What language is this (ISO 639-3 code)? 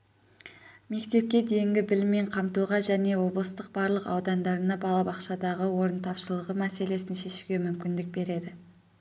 kaz